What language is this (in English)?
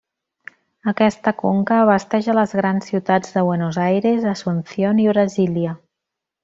Catalan